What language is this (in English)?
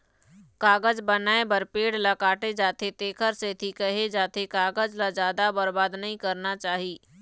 Chhattisgarhi